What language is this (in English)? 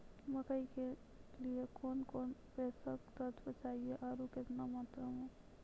Maithili